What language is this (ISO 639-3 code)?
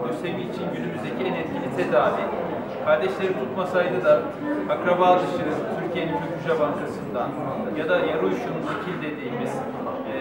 tur